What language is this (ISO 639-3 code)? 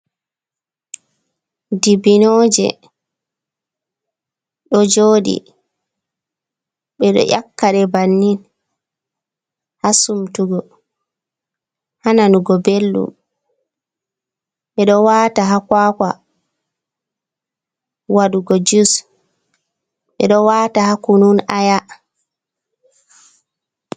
ful